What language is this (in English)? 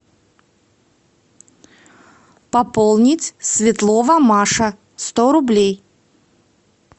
Russian